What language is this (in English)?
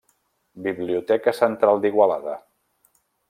Catalan